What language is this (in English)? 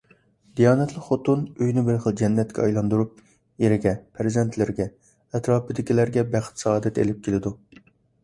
Uyghur